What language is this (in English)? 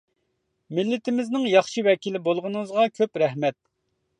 Uyghur